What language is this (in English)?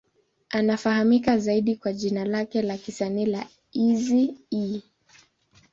Swahili